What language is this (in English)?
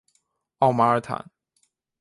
Chinese